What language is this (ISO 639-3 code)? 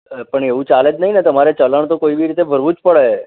guj